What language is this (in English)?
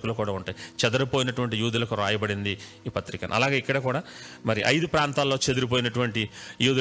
Telugu